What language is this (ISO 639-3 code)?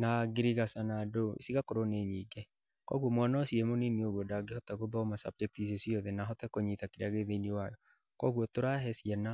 kik